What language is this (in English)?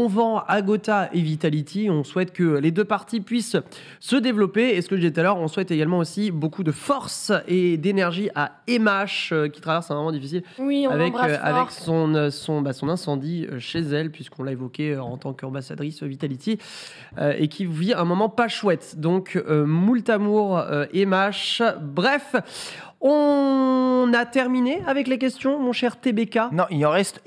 French